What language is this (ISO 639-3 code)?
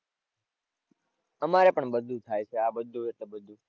guj